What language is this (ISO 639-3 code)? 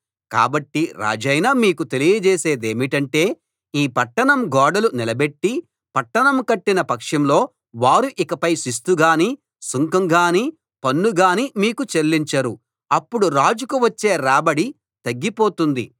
tel